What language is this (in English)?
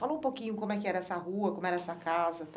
Portuguese